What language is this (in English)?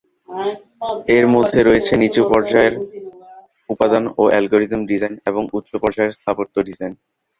Bangla